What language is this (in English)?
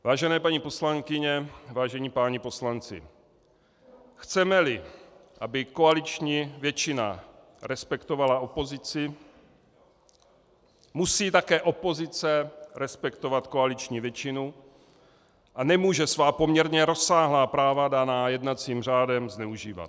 Czech